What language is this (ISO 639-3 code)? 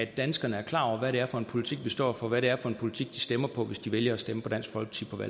dan